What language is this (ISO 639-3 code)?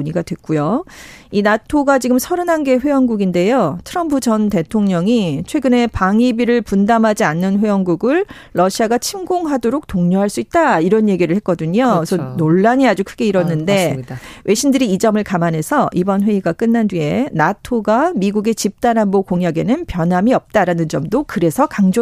kor